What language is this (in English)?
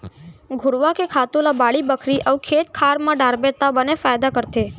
Chhattisgarhi